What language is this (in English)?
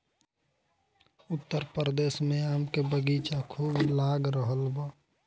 Bhojpuri